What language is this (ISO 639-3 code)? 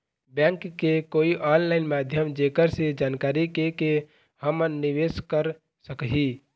hne